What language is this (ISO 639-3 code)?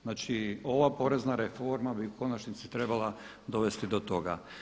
hrv